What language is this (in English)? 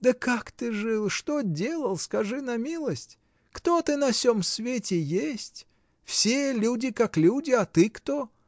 Russian